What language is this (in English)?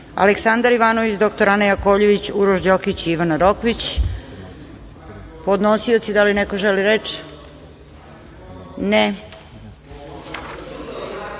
Serbian